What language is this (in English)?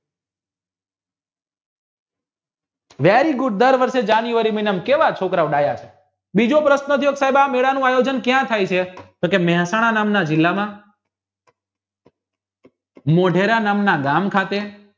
Gujarati